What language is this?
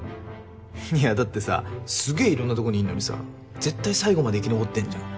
Japanese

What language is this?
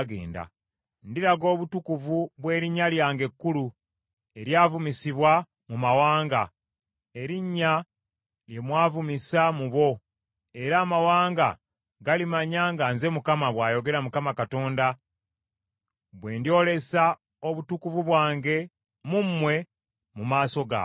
Ganda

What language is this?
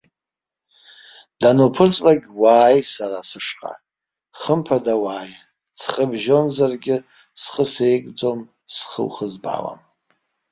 Abkhazian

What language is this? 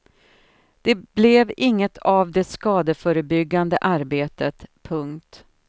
Swedish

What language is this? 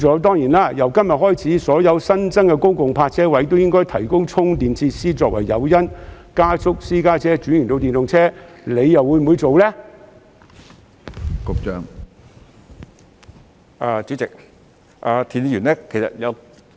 Cantonese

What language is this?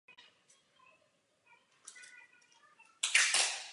Czech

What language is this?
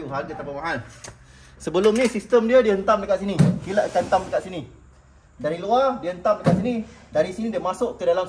Malay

